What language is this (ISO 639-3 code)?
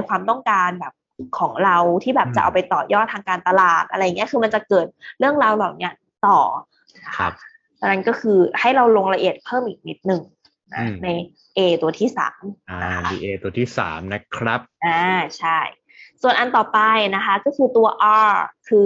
tha